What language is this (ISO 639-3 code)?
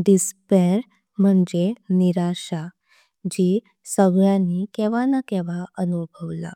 kok